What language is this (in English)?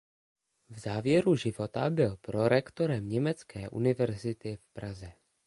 Czech